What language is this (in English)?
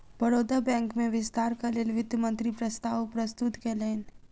Maithili